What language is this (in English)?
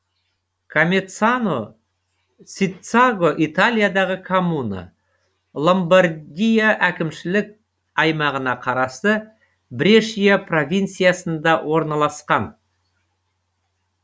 Kazakh